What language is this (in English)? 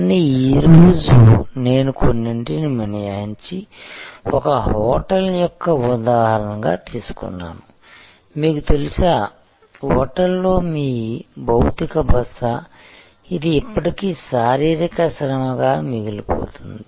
Telugu